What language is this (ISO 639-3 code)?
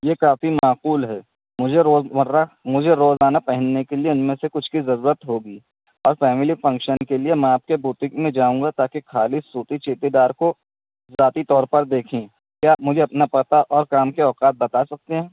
urd